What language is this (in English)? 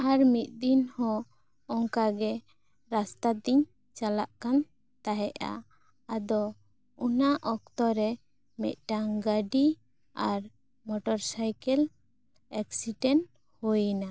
Santali